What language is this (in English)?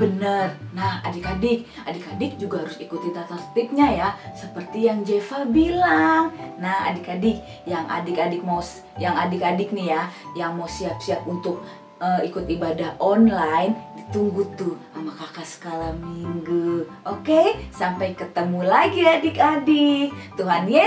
Indonesian